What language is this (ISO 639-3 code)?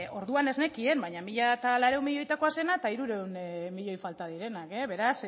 eus